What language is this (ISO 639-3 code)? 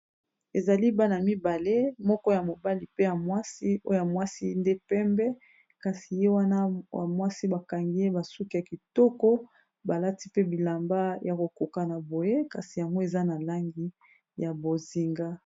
lin